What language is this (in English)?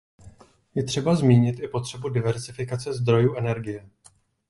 Czech